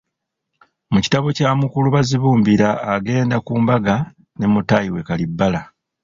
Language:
Ganda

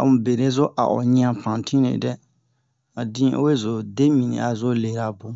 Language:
Bomu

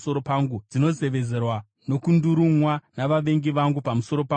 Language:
Shona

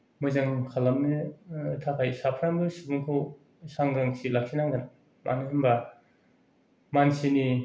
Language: Bodo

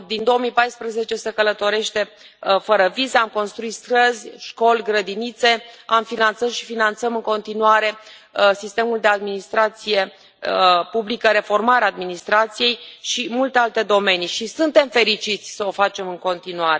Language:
Romanian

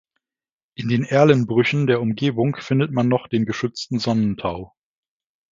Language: German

